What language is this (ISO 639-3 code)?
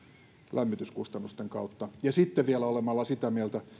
fin